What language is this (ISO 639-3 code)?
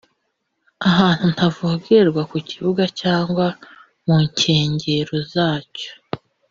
kin